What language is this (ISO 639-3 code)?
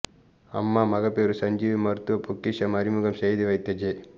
tam